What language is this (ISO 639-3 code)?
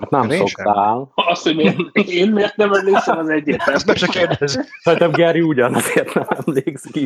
hun